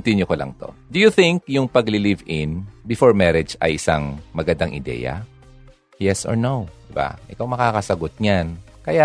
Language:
Filipino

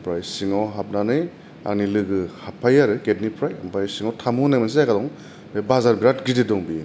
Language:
Bodo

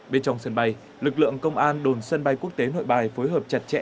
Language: Vietnamese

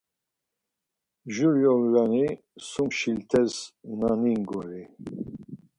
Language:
Laz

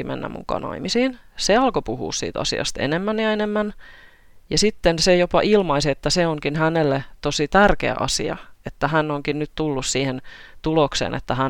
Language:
Finnish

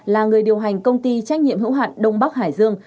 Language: Vietnamese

